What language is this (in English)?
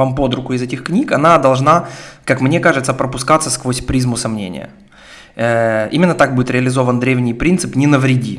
Russian